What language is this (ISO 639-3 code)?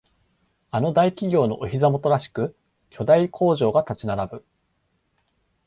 jpn